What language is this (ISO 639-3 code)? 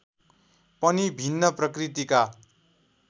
nep